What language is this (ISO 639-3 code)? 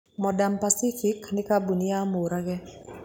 kik